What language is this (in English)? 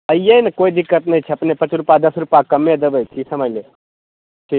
Maithili